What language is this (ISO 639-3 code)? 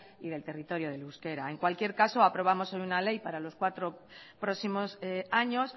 spa